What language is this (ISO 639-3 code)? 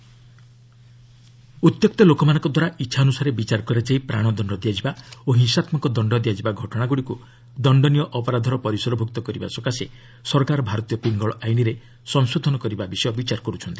ori